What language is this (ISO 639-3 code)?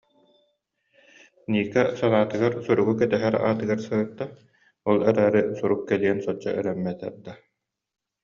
sah